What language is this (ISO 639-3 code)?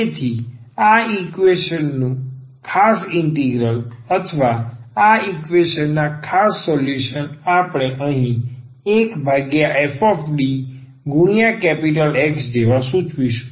guj